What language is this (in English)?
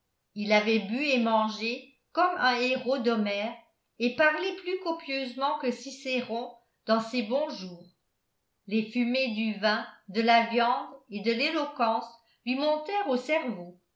French